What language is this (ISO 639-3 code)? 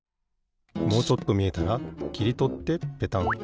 jpn